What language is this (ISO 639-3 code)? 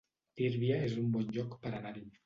cat